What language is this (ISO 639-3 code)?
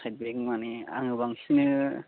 brx